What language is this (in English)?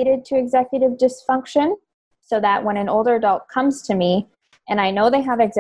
English